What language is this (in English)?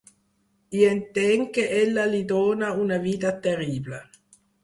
Catalan